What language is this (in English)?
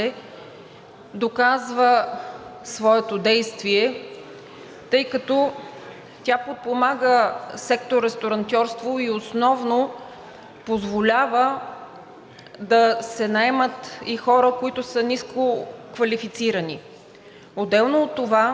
Bulgarian